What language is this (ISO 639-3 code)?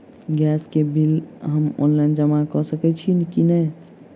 mai